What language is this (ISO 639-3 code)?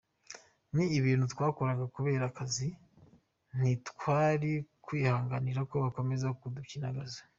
kin